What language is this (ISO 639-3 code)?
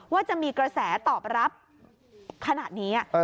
tha